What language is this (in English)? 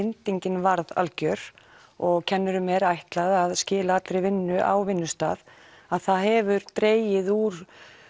Icelandic